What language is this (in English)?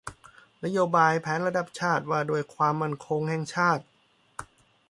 Thai